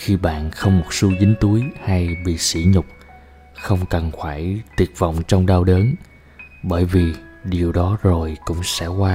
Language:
Vietnamese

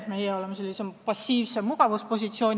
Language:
Estonian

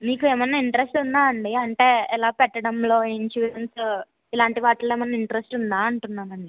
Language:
Telugu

